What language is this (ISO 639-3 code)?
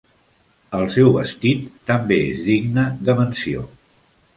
cat